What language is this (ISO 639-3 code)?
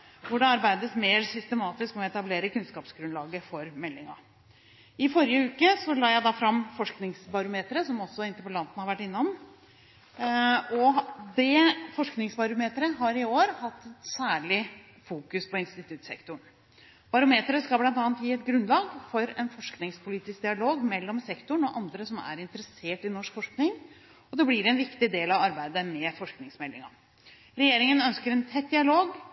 nob